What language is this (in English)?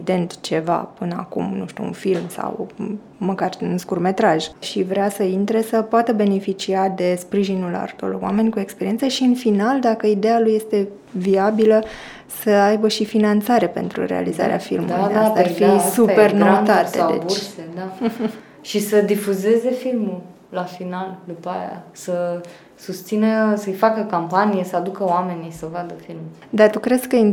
Romanian